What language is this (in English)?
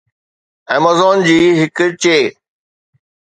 Sindhi